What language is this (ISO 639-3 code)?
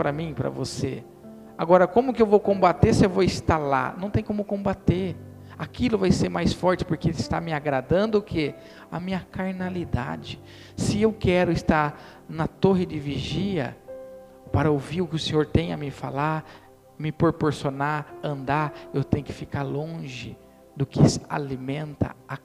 por